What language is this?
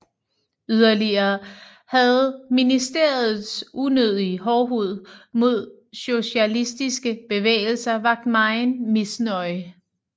Danish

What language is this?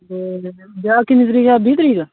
Dogri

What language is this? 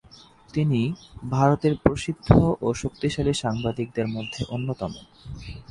Bangla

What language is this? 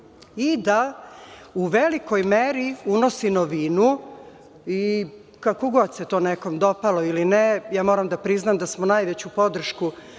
Serbian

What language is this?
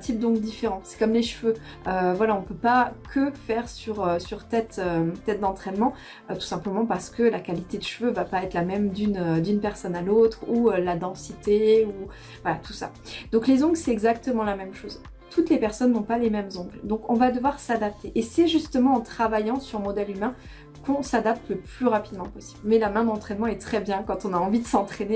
French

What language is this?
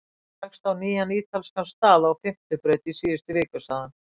Icelandic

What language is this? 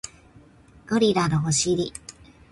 Japanese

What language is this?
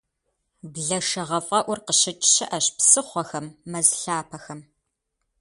Kabardian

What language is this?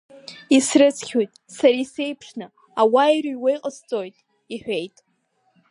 Abkhazian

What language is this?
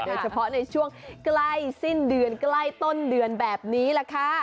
Thai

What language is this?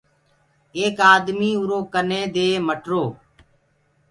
Gurgula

